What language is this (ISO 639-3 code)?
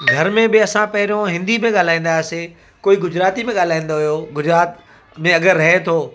snd